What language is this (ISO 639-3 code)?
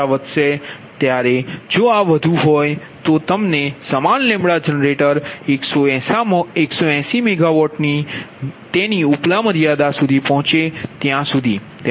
guj